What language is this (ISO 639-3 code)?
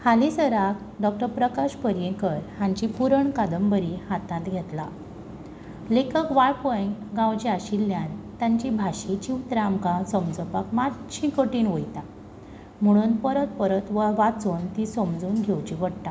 kok